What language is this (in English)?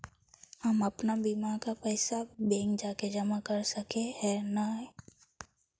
Magahi